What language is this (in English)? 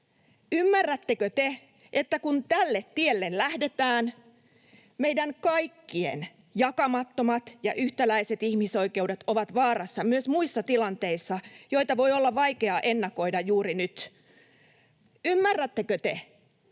Finnish